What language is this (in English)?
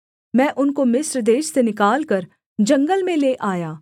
Hindi